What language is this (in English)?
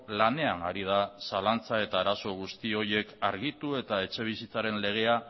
Basque